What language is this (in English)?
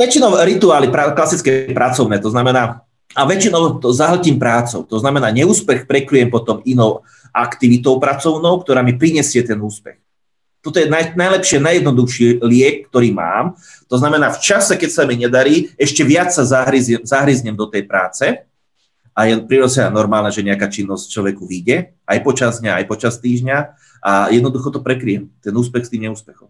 Slovak